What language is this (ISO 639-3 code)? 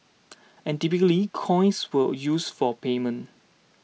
eng